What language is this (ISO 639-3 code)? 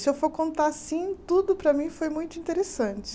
por